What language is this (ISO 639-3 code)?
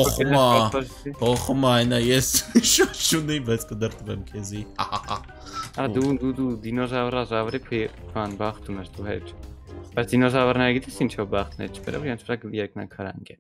ron